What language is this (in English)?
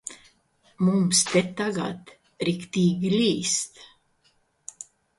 Latvian